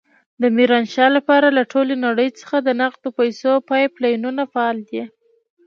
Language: Pashto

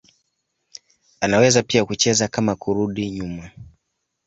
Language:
Swahili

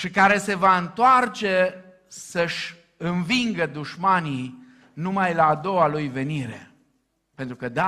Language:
Romanian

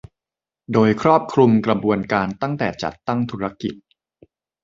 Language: Thai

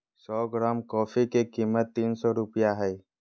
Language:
Magahi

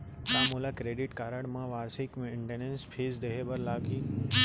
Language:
Chhattisgarhi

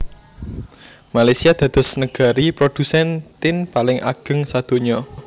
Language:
Javanese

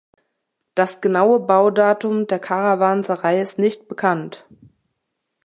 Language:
German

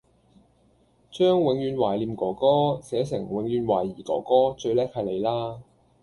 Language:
Cantonese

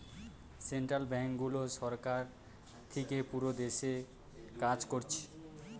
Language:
Bangla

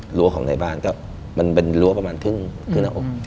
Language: Thai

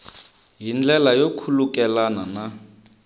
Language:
Tsonga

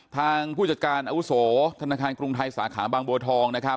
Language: Thai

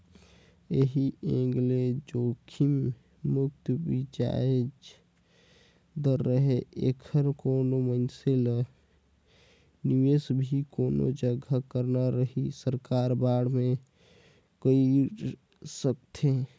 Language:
Chhattisgarhi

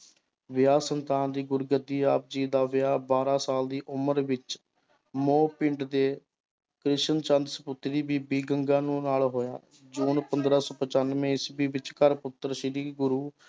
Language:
Punjabi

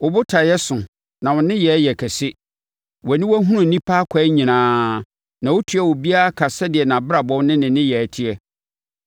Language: Akan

